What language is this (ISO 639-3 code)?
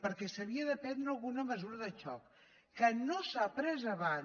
cat